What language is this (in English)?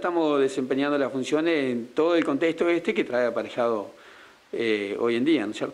Spanish